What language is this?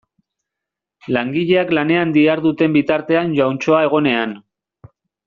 Basque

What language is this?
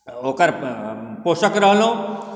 Maithili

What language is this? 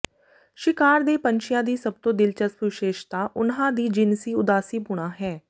Punjabi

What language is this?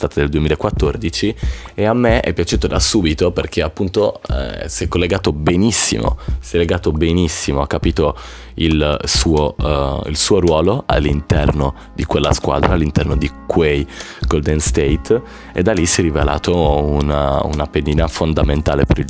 Italian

